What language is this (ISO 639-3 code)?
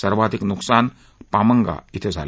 mar